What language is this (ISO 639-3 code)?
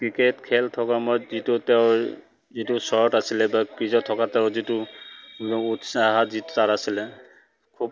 asm